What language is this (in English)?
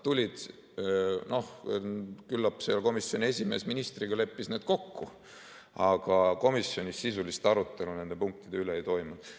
Estonian